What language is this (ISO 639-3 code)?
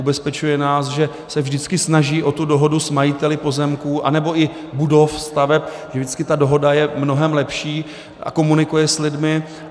ces